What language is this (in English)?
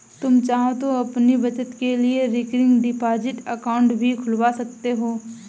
Hindi